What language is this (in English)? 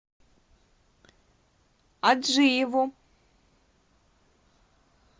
Russian